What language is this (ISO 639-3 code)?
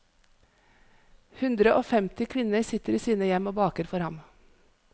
nor